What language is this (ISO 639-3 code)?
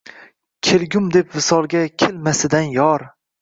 uzb